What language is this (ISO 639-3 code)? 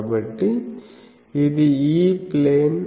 tel